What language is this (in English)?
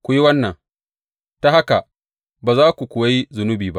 Hausa